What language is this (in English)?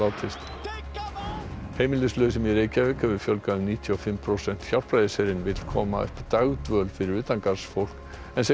Icelandic